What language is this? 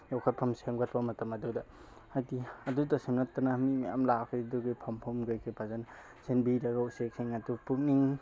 Manipuri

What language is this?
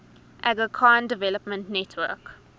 English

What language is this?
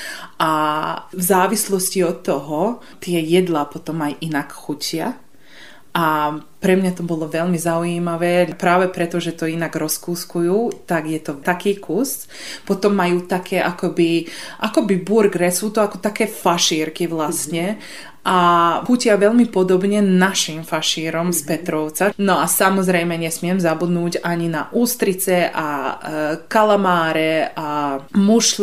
Slovak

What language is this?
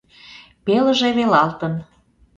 Mari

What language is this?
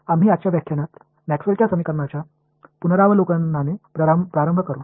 Marathi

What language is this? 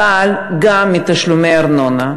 Hebrew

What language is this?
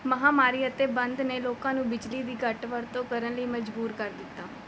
Punjabi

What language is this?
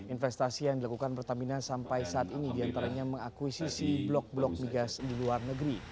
Indonesian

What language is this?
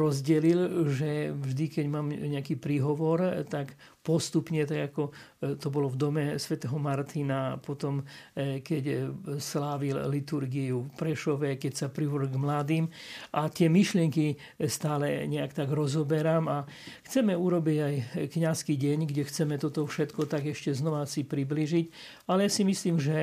Slovak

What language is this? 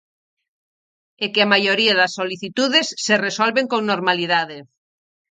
Galician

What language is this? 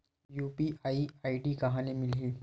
Chhattisgarhi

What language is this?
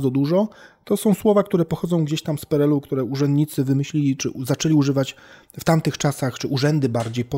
Polish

